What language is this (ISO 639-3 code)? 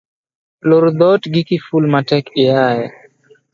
luo